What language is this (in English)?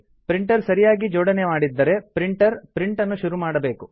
Kannada